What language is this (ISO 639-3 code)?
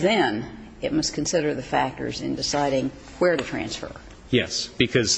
eng